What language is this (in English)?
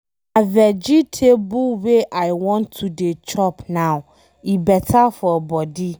Nigerian Pidgin